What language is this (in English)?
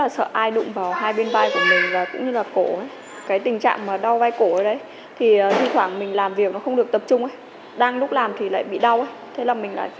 Vietnamese